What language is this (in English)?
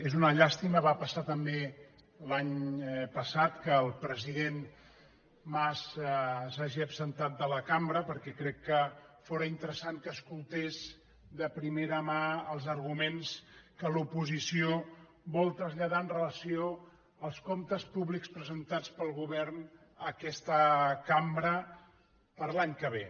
Catalan